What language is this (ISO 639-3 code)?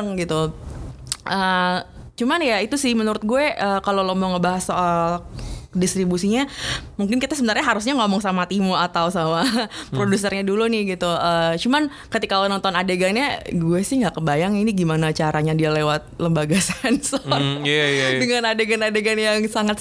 ind